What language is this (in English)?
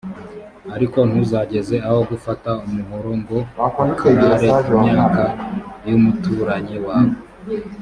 Kinyarwanda